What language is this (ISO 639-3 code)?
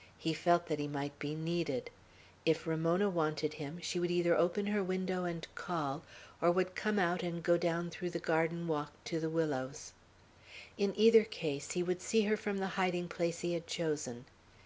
eng